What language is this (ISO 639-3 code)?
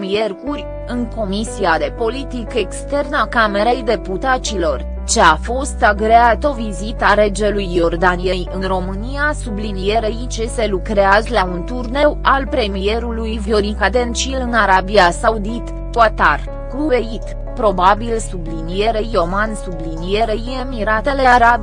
ron